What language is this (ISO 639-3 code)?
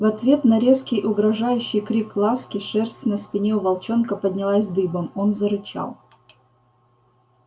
rus